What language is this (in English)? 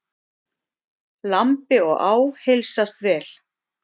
Icelandic